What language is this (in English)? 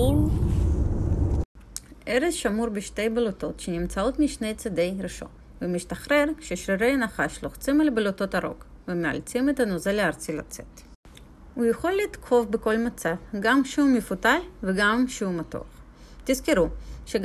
Hebrew